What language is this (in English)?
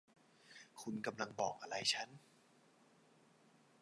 Thai